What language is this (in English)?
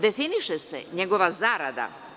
Serbian